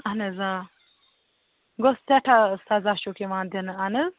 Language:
Kashmiri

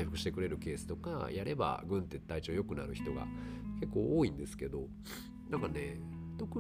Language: Japanese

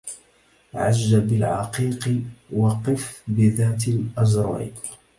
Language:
Arabic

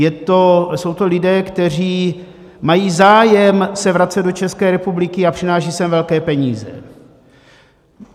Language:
Czech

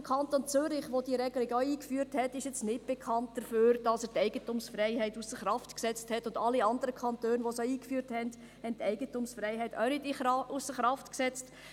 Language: Swiss German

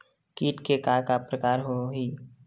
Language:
Chhattisgarhi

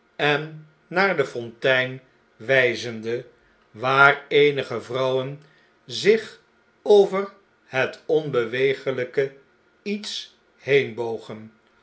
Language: Dutch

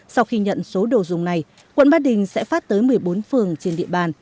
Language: Vietnamese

